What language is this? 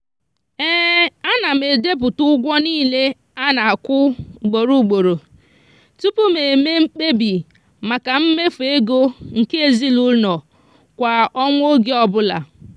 Igbo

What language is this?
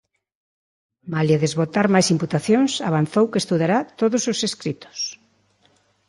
Galician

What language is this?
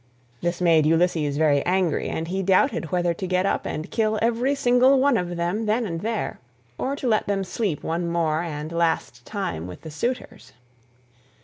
English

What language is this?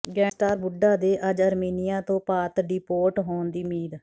Punjabi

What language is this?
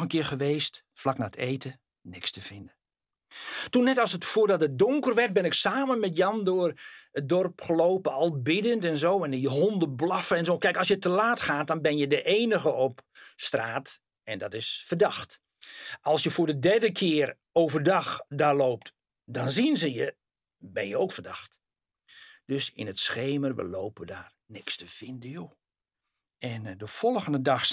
Dutch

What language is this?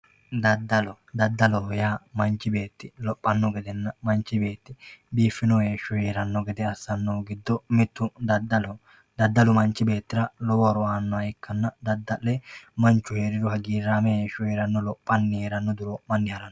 Sidamo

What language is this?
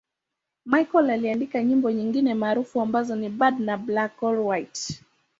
Swahili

